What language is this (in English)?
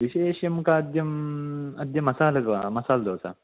Sanskrit